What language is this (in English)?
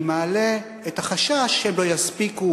Hebrew